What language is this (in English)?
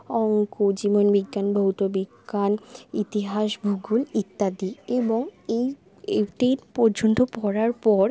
Bangla